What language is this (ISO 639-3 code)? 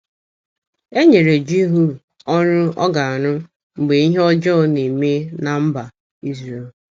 ibo